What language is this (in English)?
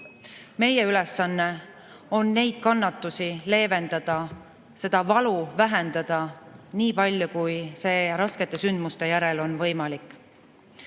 Estonian